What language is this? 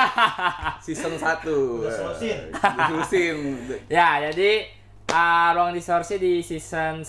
Indonesian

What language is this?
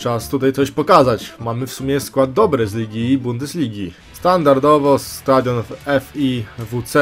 Polish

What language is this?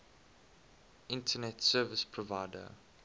English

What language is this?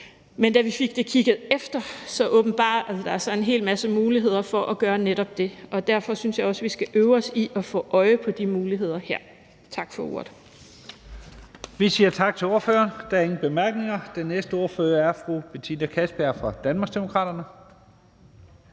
Danish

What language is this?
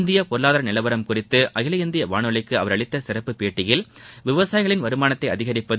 Tamil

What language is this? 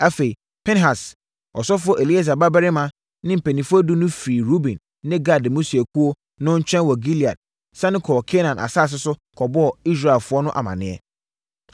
Akan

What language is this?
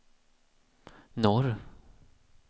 Swedish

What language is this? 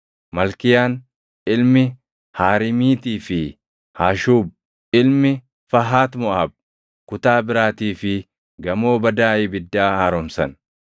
Oromo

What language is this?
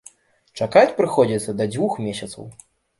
Belarusian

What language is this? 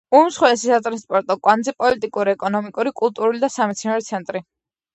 Georgian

